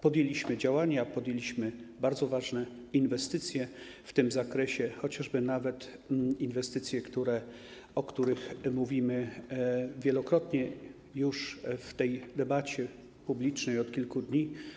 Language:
Polish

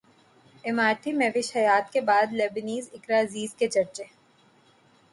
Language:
Urdu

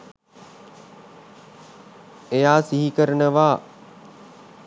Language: Sinhala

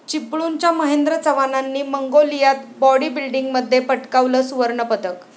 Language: Marathi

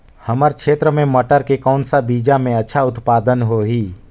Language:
Chhattisgarhi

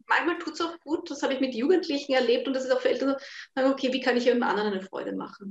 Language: German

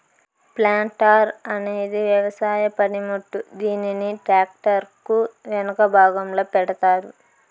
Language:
Telugu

